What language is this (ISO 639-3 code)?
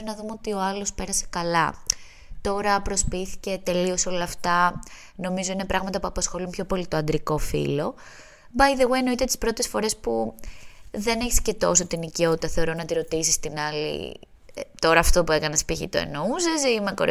ell